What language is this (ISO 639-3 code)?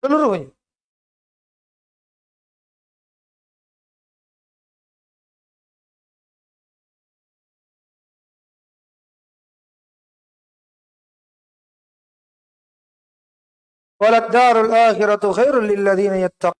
ind